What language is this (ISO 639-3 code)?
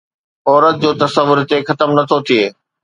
snd